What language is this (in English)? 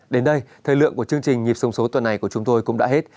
Vietnamese